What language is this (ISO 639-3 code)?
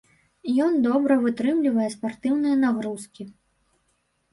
bel